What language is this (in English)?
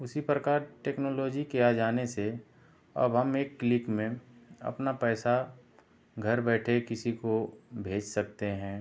Hindi